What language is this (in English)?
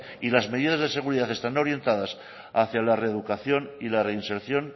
Spanish